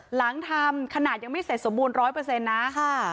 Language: Thai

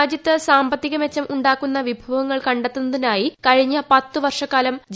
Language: Malayalam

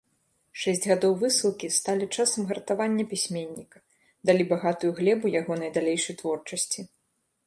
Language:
Belarusian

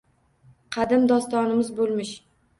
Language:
Uzbek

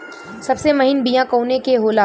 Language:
Bhojpuri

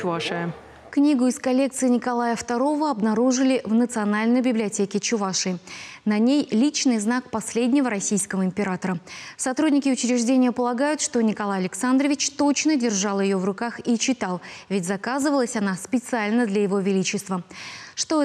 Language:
Russian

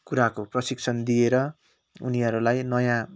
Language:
Nepali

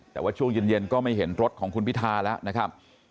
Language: Thai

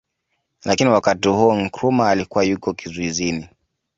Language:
Swahili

